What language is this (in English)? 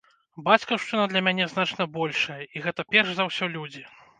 Belarusian